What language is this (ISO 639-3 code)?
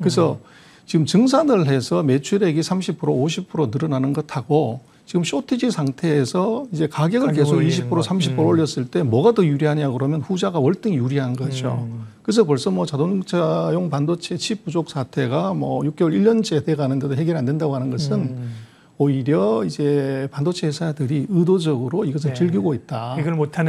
kor